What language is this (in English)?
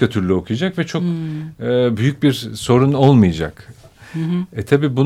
Turkish